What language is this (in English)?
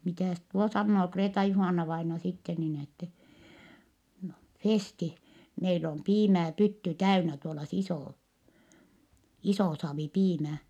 Finnish